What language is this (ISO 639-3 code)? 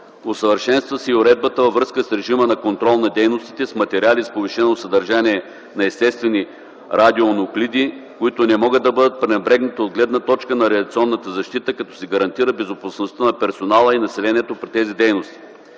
bul